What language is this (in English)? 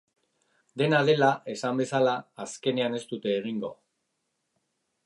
Basque